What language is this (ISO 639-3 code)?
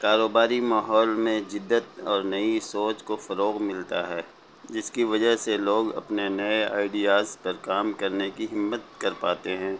urd